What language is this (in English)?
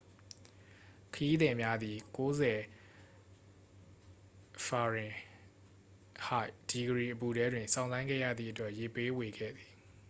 Burmese